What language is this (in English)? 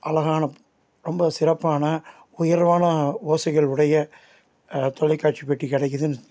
Tamil